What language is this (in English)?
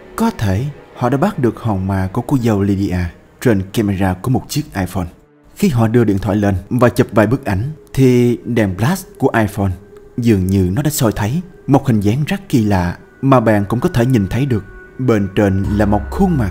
Vietnamese